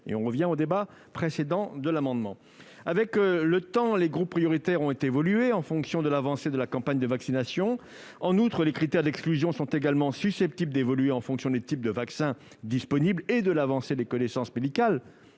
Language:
French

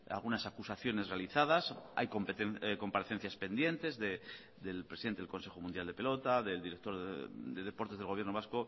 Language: Spanish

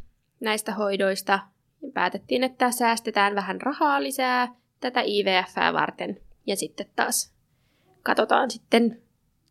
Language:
Finnish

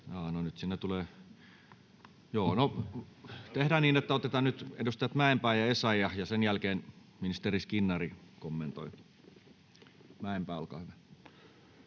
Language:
Finnish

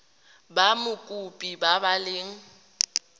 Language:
Tswana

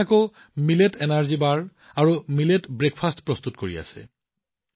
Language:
Assamese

